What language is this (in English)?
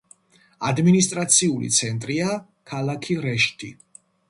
Georgian